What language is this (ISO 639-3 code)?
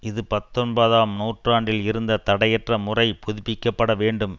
tam